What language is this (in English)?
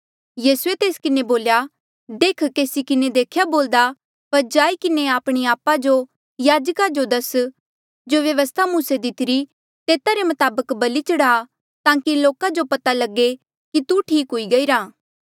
Mandeali